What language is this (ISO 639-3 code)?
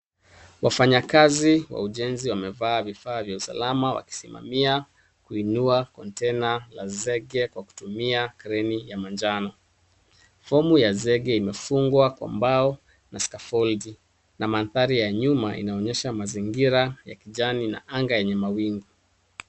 swa